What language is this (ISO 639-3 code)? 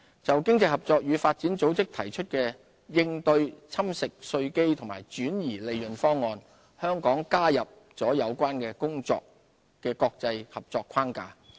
yue